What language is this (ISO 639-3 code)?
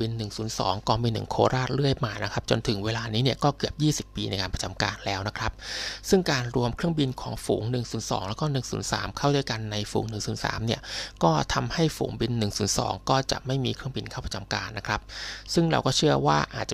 tha